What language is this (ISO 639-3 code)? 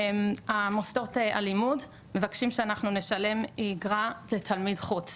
heb